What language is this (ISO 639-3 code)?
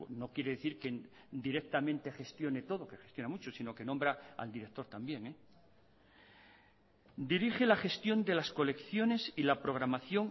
spa